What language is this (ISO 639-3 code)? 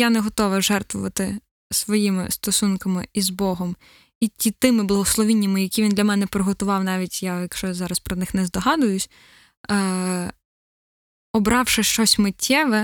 ukr